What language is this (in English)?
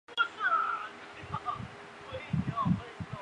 Chinese